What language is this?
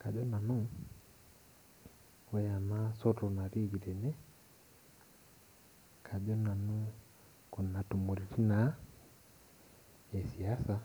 Masai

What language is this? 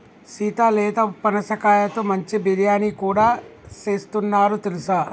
Telugu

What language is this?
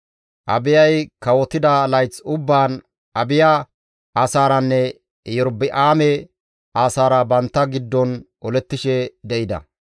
Gamo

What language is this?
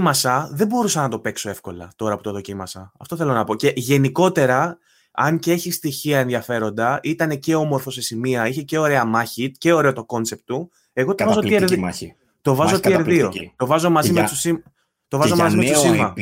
Greek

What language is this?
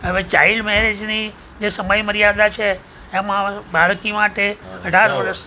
Gujarati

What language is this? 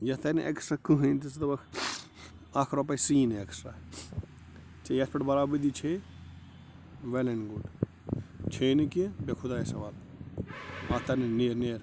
Kashmiri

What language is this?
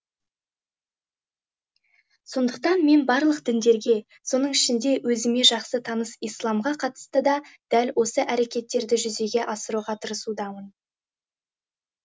Kazakh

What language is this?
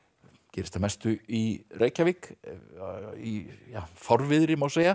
Icelandic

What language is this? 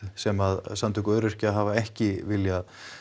Icelandic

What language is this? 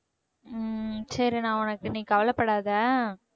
Tamil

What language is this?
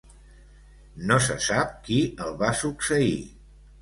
Catalan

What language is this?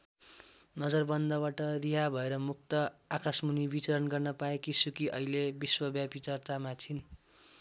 Nepali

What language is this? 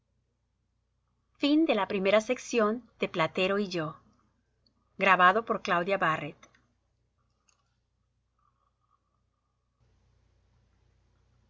Spanish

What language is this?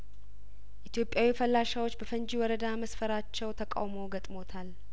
Amharic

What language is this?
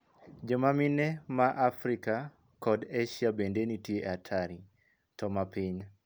Luo (Kenya and Tanzania)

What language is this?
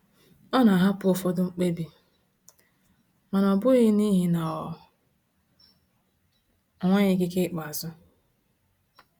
Igbo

